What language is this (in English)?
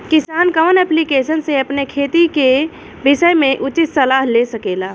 Bhojpuri